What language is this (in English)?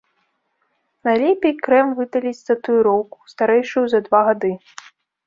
Belarusian